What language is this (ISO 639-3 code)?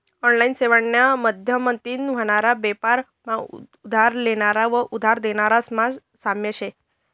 mar